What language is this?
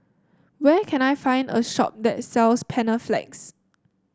English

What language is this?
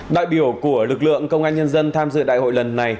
Vietnamese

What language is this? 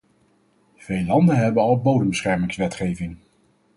Dutch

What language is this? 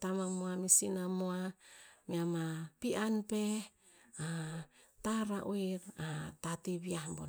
Tinputz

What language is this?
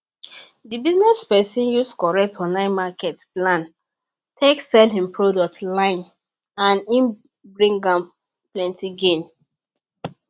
Nigerian Pidgin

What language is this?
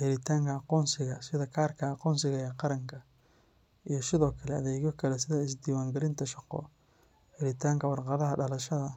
Somali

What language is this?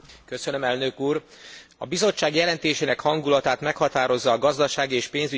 Hungarian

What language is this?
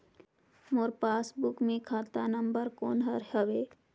Chhattisgarhi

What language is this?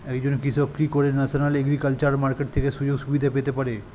Bangla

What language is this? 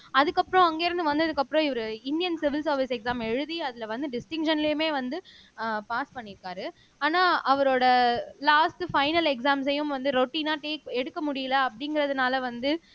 Tamil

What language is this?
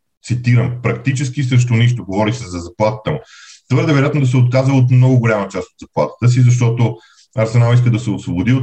Bulgarian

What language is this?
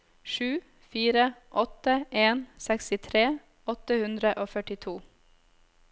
Norwegian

